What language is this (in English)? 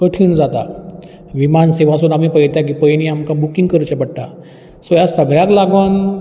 Konkani